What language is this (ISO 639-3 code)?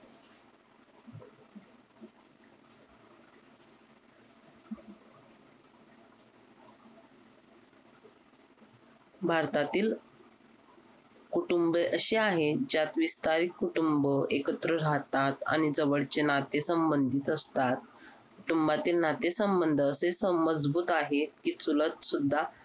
mar